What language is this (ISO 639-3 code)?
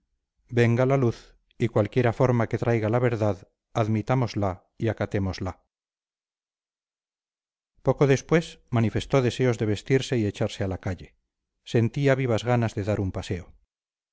spa